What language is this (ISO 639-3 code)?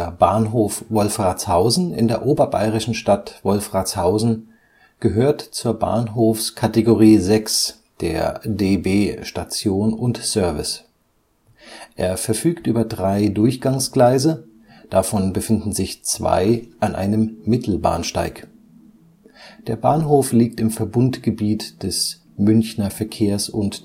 deu